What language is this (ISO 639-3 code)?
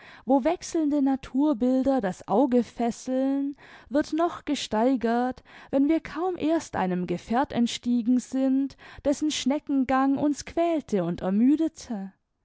deu